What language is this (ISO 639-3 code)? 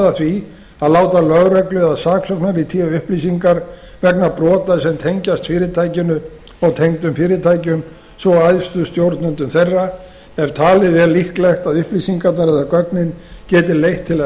isl